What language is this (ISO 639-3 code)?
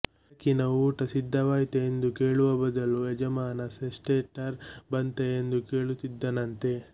kan